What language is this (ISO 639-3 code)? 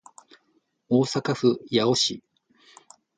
jpn